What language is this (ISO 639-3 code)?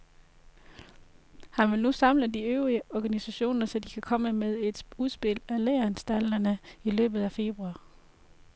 dan